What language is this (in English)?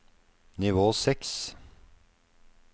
Norwegian